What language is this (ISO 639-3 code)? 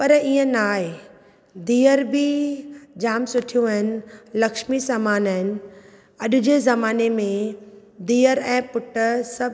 snd